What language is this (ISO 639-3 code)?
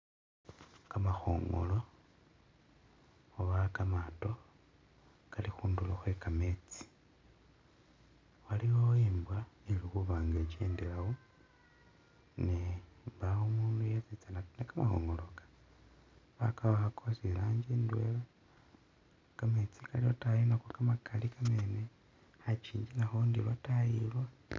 myx